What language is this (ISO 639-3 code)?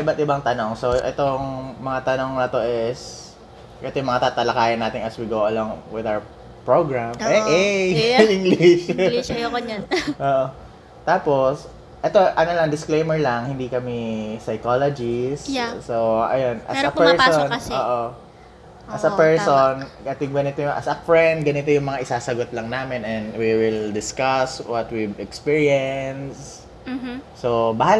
fil